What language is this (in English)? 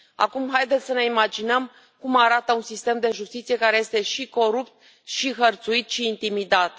Romanian